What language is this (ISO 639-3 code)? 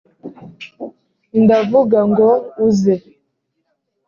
kin